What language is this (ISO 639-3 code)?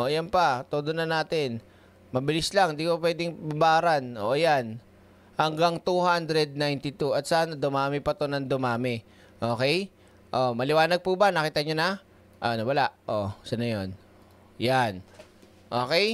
fil